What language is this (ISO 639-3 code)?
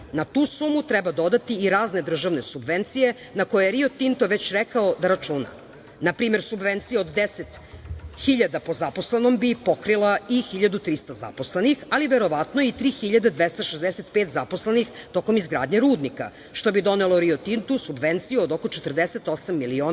srp